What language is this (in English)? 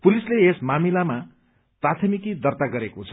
Nepali